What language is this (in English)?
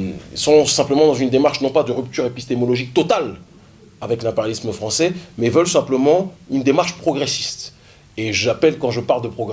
French